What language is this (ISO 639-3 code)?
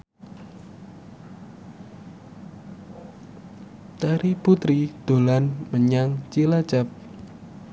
jav